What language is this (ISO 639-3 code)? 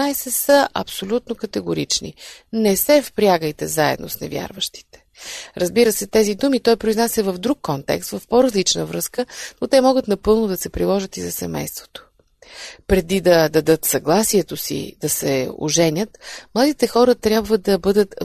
bul